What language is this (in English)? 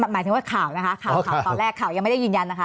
Thai